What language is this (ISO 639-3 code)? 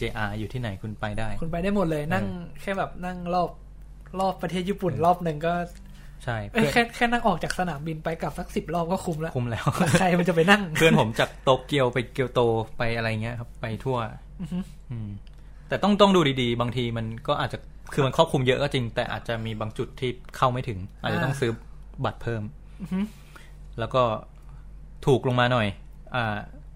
tha